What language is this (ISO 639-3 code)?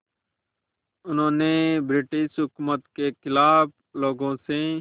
hin